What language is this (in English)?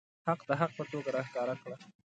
Pashto